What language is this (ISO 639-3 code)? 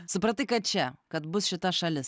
lit